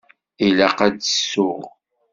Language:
Kabyle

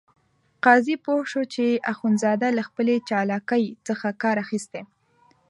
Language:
Pashto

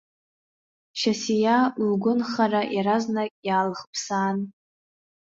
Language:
Abkhazian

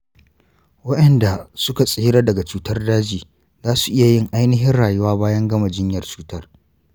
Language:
Hausa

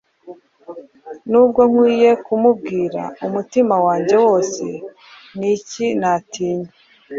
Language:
Kinyarwanda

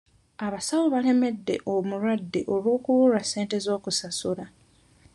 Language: Ganda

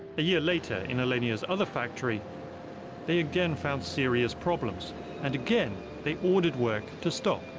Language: English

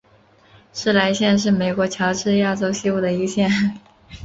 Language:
Chinese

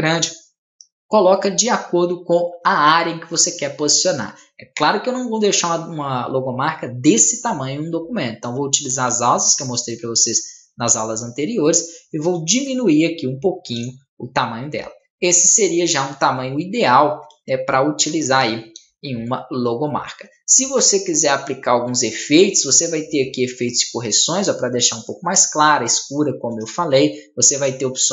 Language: Portuguese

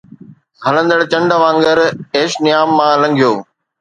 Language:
Sindhi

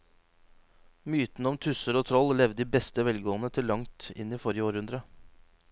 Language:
Norwegian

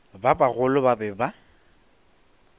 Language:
Northern Sotho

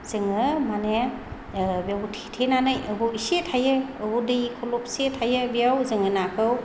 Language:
Bodo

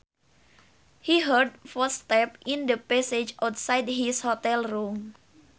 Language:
Sundanese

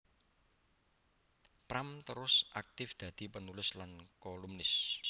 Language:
Javanese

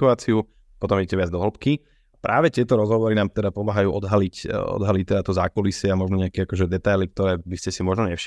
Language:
Slovak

